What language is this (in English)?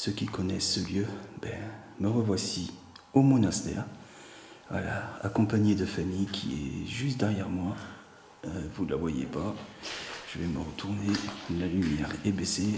French